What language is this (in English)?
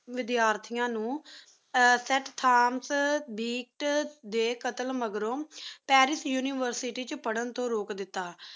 Punjabi